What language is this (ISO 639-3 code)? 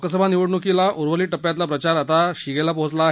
mar